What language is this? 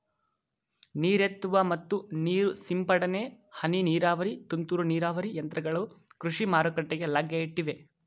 Kannada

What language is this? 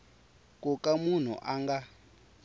Tsonga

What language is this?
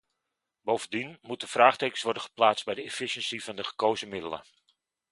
Dutch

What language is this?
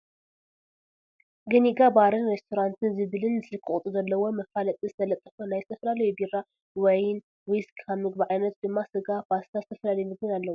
Tigrinya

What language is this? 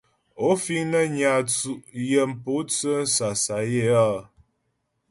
Ghomala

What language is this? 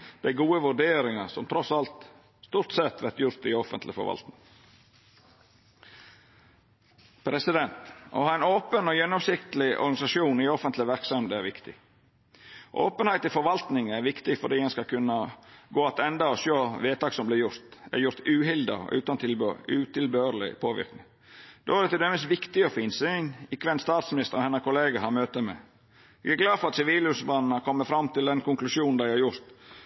Norwegian Nynorsk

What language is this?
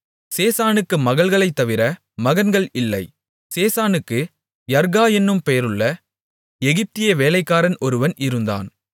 Tamil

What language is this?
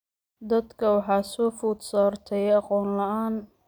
Somali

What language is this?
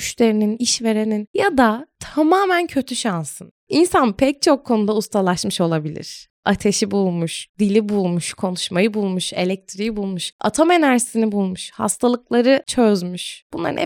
Turkish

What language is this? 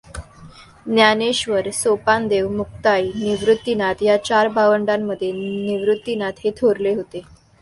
Marathi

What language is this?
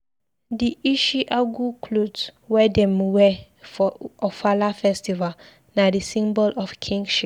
Nigerian Pidgin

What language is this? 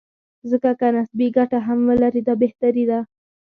Pashto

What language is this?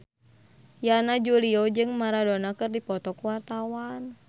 Sundanese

